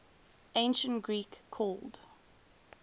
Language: English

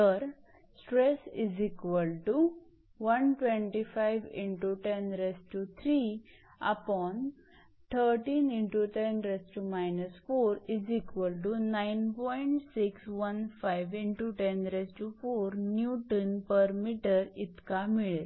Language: Marathi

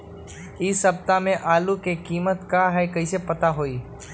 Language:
Magahi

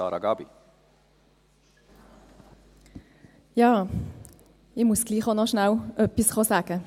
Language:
Swiss German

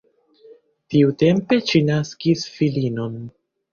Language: Esperanto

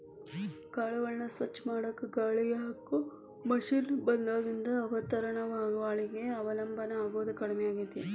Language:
Kannada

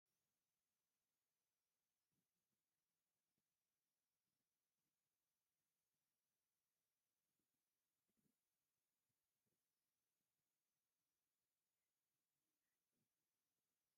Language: Tigrinya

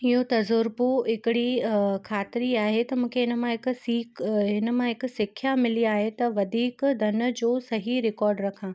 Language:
Sindhi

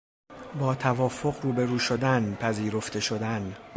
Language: Persian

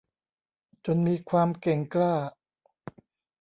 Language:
Thai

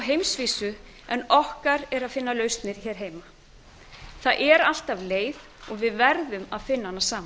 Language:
Icelandic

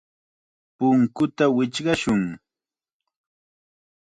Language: Chiquián Ancash Quechua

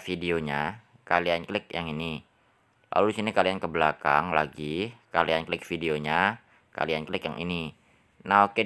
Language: Indonesian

